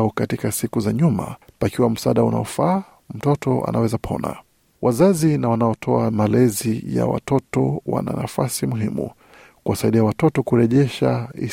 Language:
Swahili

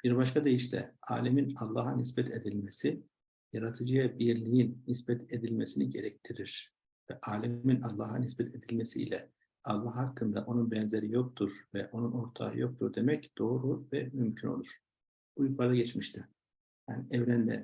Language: Turkish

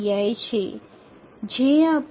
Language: Bangla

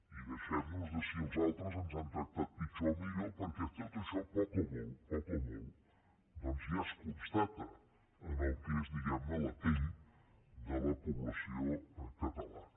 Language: Catalan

